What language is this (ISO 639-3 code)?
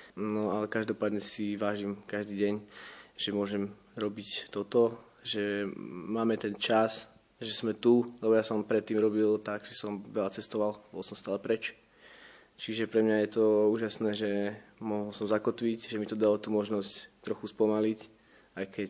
slk